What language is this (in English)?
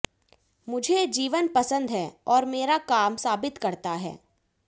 Hindi